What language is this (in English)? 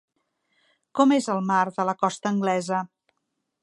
Catalan